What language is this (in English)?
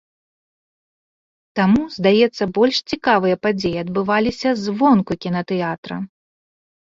Belarusian